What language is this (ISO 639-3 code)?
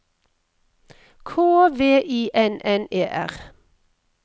nor